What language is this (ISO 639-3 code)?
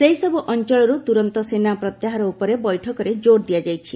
ori